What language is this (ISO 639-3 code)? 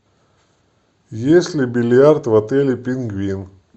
rus